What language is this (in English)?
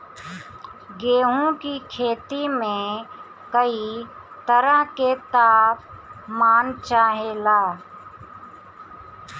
Bhojpuri